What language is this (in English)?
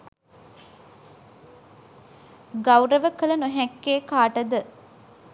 Sinhala